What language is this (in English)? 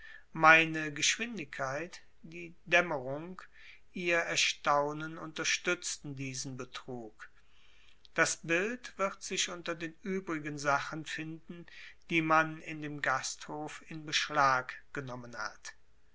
German